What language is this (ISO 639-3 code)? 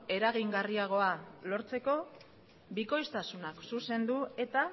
eus